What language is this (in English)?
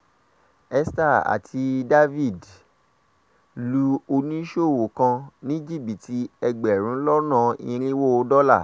Yoruba